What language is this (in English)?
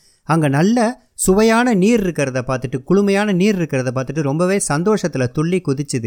Tamil